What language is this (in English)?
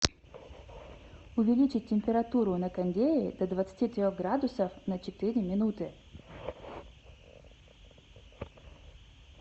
Russian